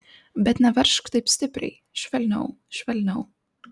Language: Lithuanian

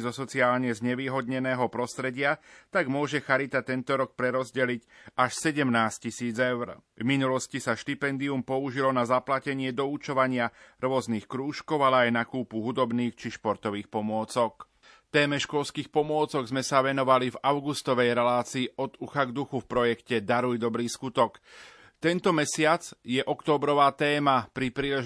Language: Slovak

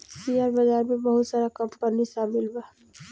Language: Bhojpuri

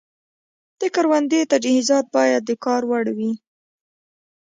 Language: Pashto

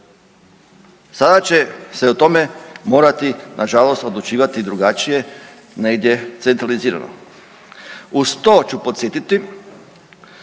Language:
Croatian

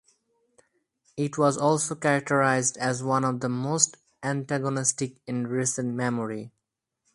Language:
English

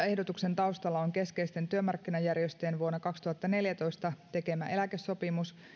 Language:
Finnish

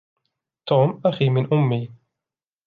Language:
Arabic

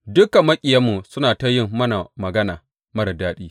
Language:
Hausa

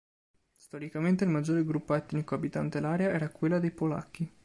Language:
Italian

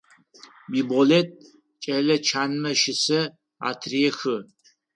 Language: Adyghe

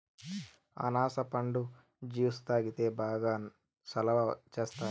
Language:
Telugu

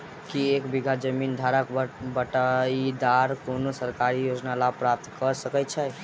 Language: Maithili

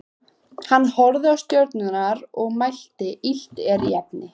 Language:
Icelandic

